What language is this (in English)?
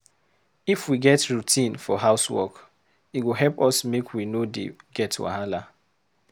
Nigerian Pidgin